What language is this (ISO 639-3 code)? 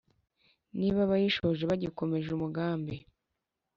kin